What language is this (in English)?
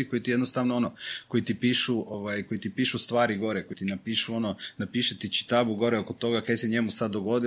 Croatian